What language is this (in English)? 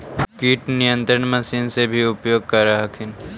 Magahi